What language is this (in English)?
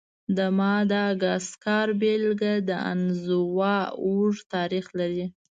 Pashto